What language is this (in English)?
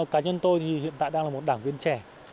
Vietnamese